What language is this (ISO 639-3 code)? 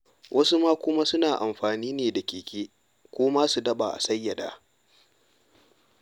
hau